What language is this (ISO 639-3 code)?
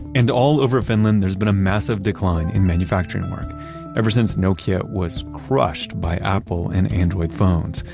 eng